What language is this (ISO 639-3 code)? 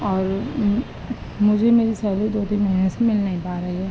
urd